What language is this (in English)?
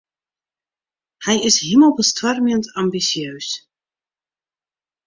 Western Frisian